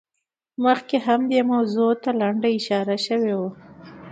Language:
Pashto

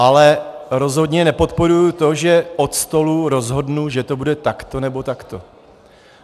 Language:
Czech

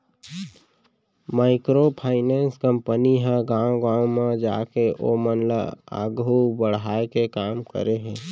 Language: Chhattisgarhi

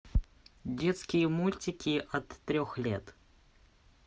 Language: Russian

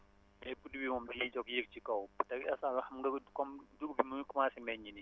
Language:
Wolof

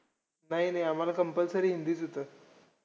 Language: Marathi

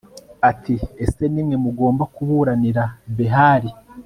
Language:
Kinyarwanda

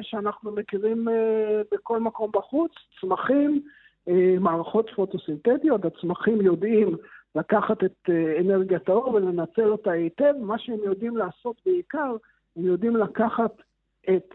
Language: Hebrew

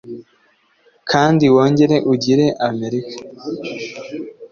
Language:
Kinyarwanda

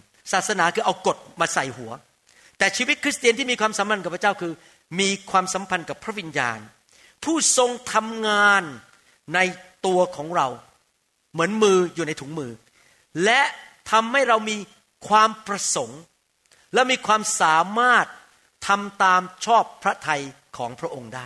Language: Thai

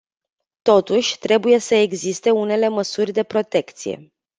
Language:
Romanian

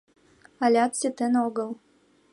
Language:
Mari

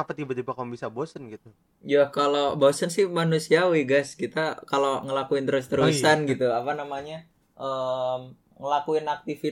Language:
Indonesian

